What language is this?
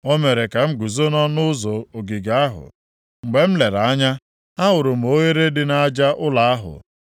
Igbo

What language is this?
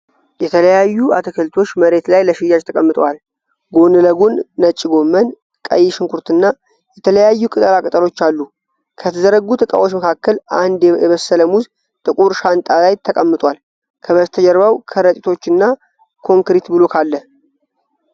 Amharic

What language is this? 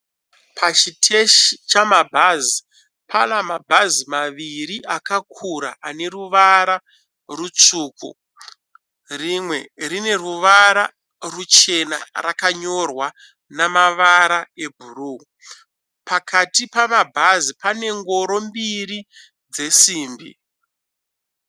Shona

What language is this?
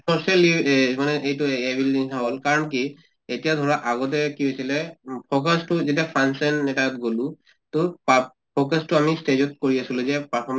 Assamese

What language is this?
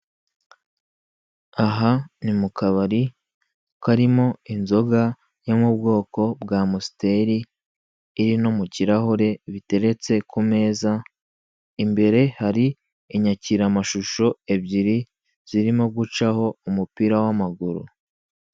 Kinyarwanda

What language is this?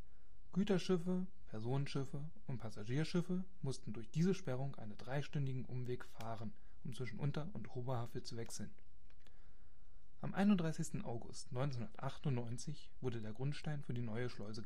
German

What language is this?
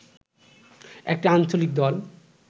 Bangla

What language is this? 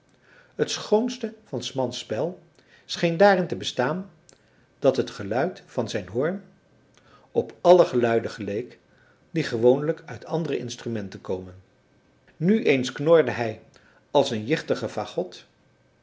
Dutch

